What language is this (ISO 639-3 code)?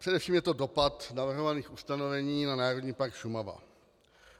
ces